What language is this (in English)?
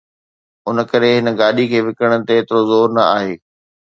Sindhi